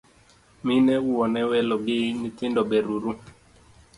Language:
Luo (Kenya and Tanzania)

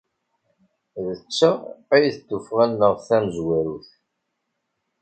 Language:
Kabyle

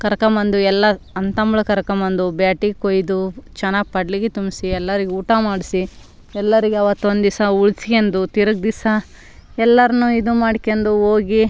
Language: Kannada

